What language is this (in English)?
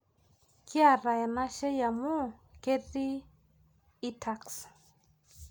Masai